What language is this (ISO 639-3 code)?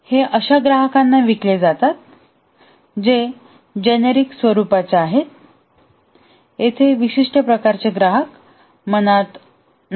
mar